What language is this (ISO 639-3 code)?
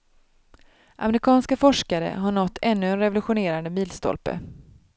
swe